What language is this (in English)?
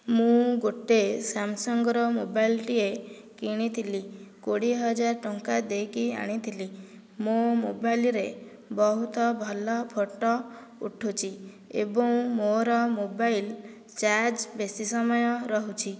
Odia